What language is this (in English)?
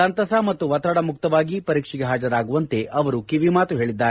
Kannada